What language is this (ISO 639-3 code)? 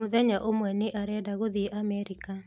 kik